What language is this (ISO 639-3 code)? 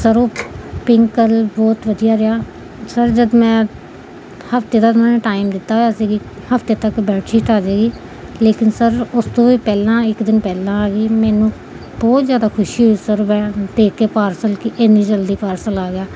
pan